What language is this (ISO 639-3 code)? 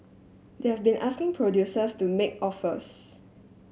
eng